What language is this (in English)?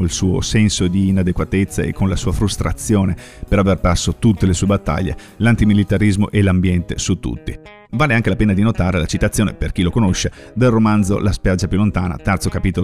Italian